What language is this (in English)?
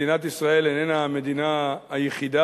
Hebrew